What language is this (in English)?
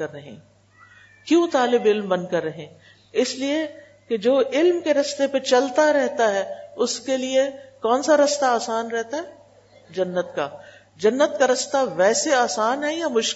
Urdu